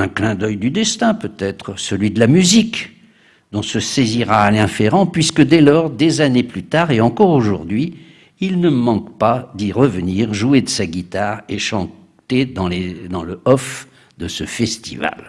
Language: French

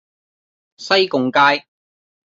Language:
Cantonese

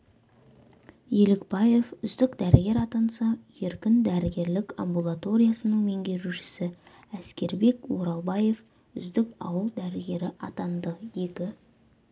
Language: Kazakh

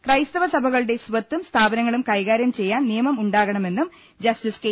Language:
Malayalam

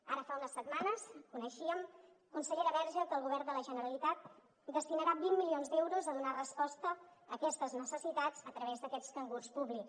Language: Catalan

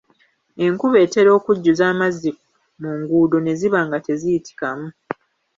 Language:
Ganda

